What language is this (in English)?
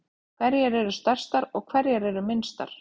Icelandic